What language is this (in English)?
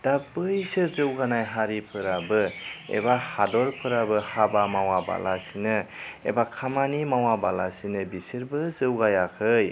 Bodo